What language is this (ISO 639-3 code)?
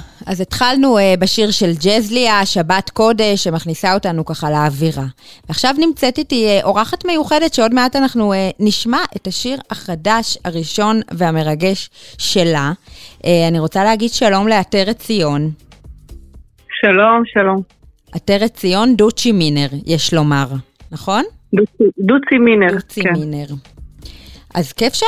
heb